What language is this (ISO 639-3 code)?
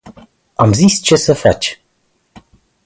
ron